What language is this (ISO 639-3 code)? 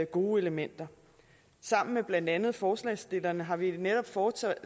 dan